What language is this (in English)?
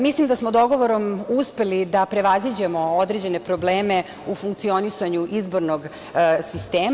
Serbian